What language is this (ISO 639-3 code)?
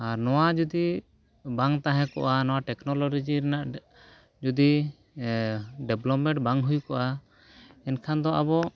sat